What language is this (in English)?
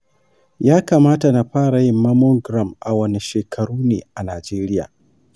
Hausa